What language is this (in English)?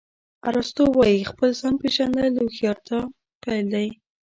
Pashto